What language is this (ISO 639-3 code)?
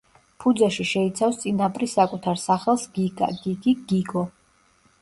kat